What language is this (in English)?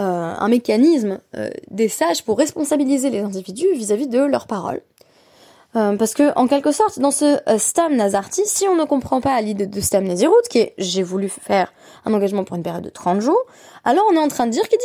French